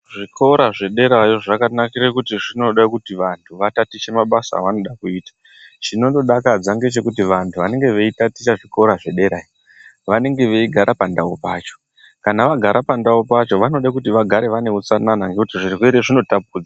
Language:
Ndau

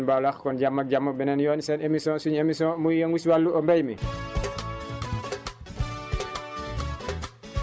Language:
Wolof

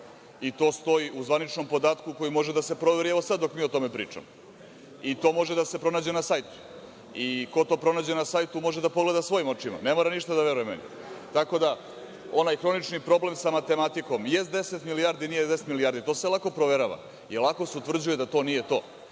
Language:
Serbian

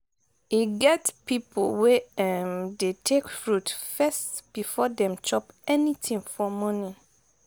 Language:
Nigerian Pidgin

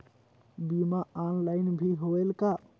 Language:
Chhattisgarhi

